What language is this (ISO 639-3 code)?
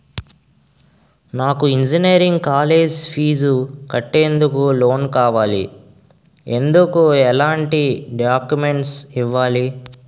tel